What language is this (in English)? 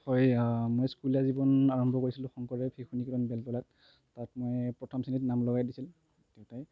Assamese